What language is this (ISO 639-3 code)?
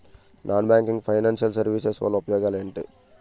tel